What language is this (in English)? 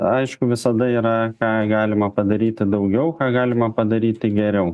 Lithuanian